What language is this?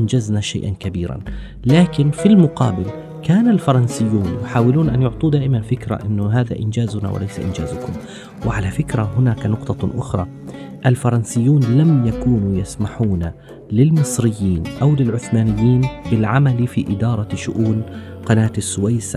Arabic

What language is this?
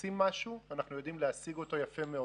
Hebrew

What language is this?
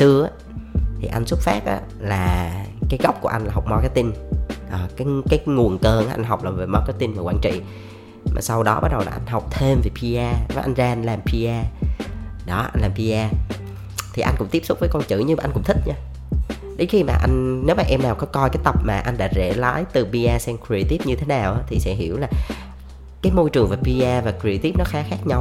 Vietnamese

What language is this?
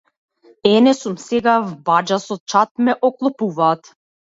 Macedonian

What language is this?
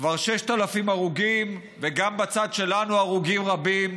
Hebrew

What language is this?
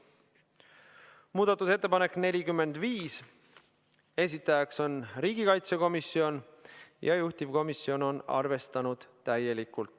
Estonian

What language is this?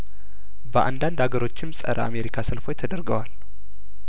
Amharic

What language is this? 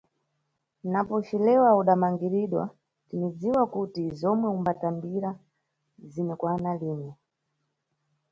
Nyungwe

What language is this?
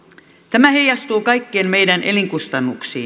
Finnish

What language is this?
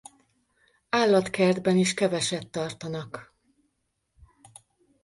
Hungarian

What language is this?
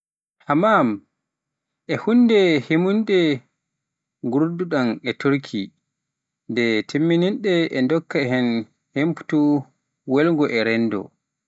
Pular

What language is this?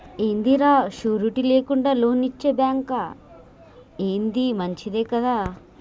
Telugu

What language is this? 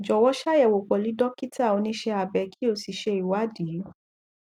Yoruba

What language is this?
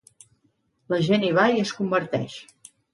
Catalan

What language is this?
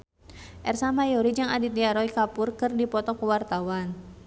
Sundanese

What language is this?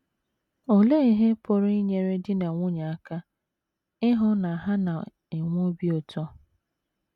Igbo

